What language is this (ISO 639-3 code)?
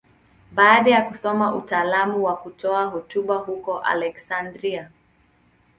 swa